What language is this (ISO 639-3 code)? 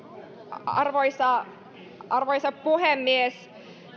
fin